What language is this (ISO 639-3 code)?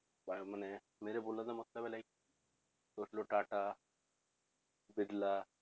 pan